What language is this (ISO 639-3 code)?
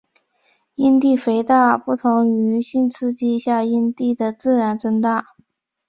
zho